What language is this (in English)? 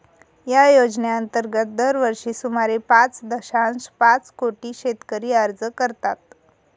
Marathi